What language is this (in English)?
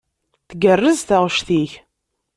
Kabyle